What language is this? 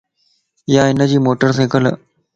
Lasi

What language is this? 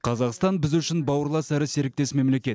Kazakh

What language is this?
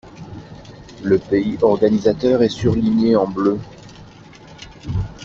French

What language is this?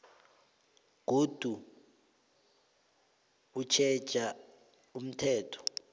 South Ndebele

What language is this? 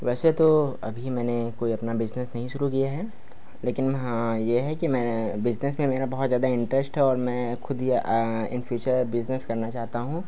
Hindi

